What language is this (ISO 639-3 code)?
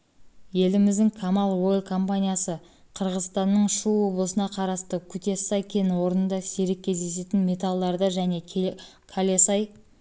kaz